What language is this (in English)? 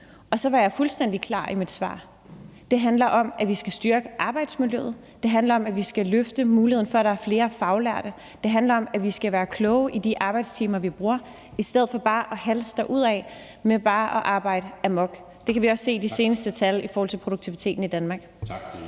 Danish